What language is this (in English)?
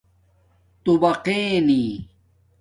Domaaki